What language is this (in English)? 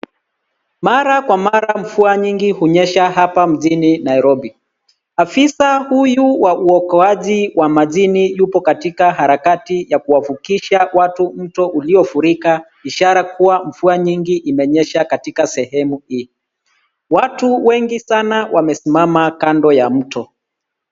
Swahili